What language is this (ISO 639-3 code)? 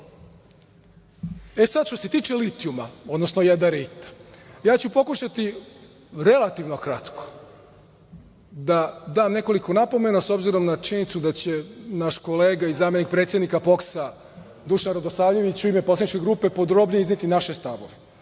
srp